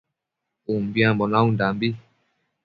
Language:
Matsés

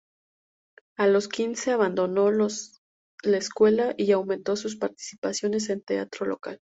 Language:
Spanish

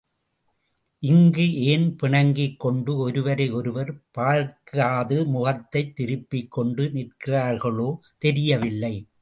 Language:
Tamil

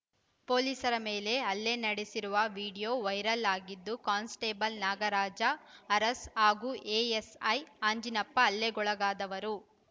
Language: Kannada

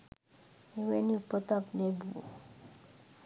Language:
Sinhala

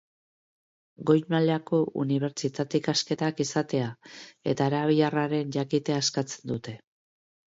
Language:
Basque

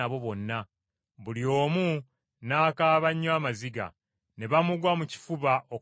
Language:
Ganda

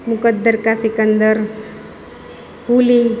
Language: Gujarati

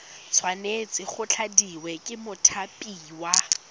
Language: Tswana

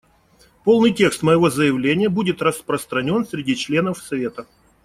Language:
Russian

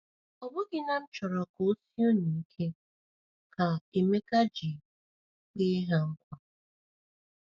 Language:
Igbo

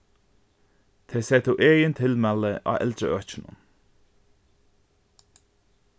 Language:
Faroese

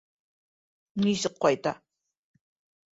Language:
Bashkir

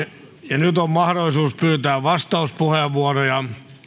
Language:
Finnish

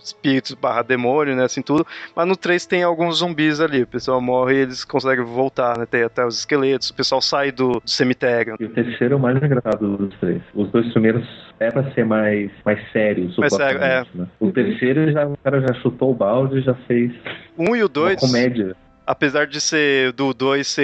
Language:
Portuguese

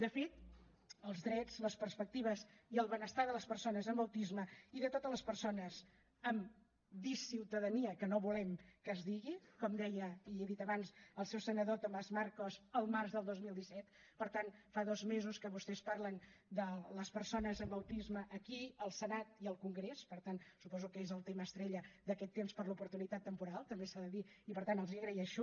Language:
Catalan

